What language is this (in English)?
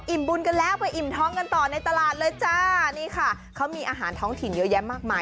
Thai